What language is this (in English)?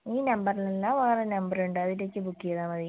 Malayalam